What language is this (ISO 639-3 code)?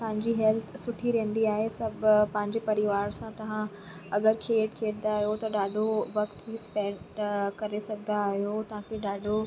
snd